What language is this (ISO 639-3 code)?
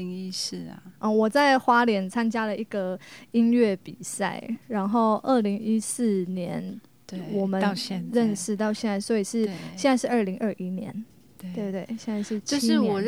zho